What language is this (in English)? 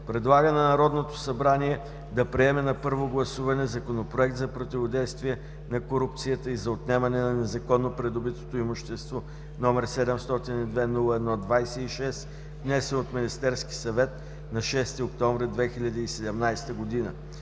Bulgarian